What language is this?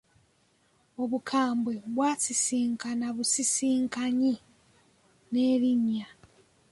Ganda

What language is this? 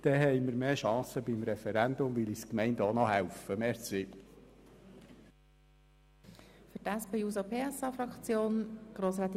Swiss German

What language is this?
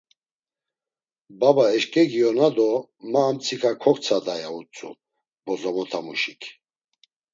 Laz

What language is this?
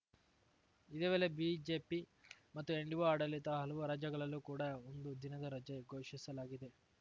Kannada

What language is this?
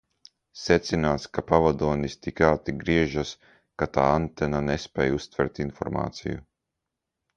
Latvian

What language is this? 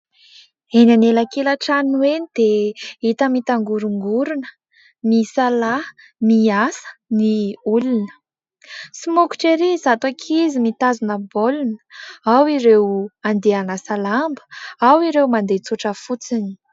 Malagasy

